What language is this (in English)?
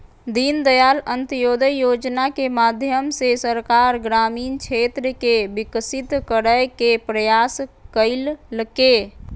Magahi